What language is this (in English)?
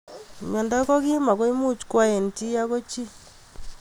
Kalenjin